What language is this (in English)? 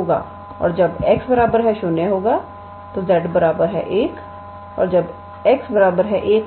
Hindi